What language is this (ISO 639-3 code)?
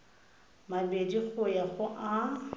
tsn